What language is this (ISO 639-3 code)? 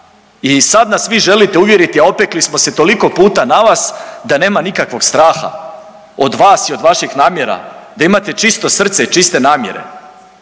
hrv